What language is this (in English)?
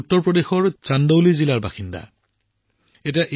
Assamese